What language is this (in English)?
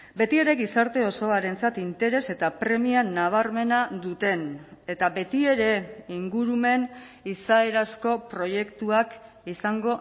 Basque